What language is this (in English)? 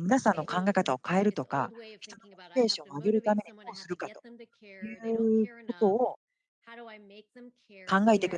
Japanese